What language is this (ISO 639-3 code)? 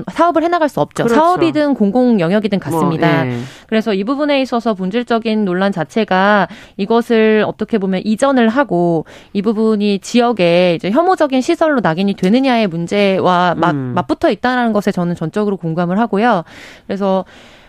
kor